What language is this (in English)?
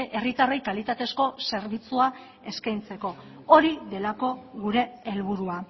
Basque